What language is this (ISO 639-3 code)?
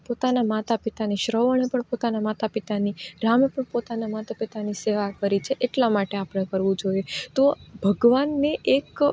guj